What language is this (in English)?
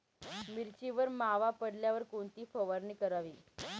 Marathi